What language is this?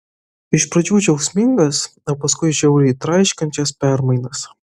Lithuanian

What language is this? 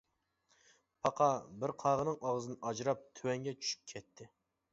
Uyghur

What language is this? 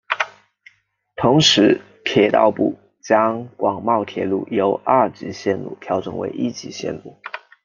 Chinese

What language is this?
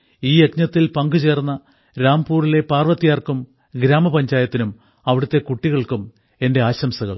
Malayalam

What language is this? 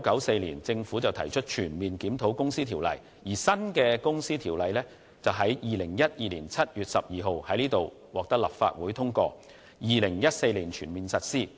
Cantonese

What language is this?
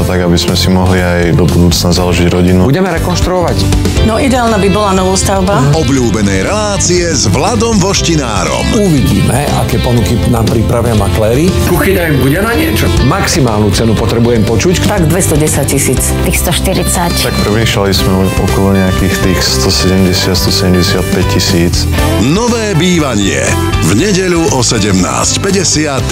Slovak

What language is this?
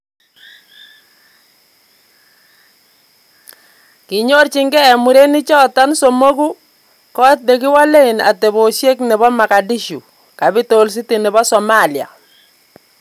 Kalenjin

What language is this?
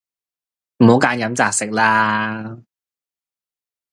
Cantonese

